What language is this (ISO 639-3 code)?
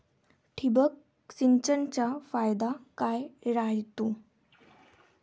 mar